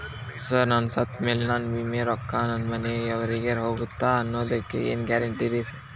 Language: Kannada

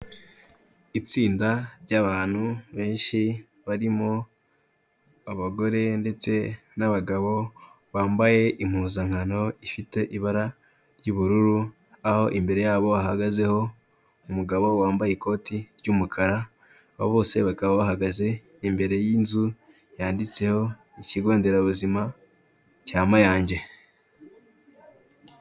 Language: Kinyarwanda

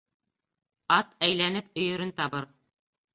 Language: Bashkir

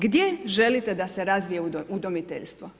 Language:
Croatian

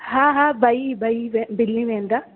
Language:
Sindhi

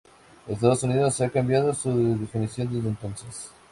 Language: Spanish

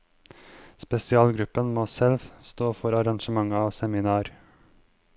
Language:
Norwegian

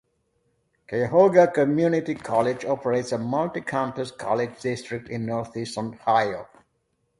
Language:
English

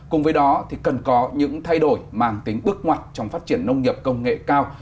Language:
Vietnamese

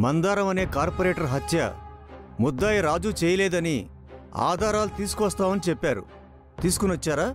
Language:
Telugu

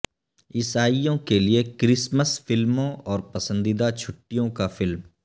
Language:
Urdu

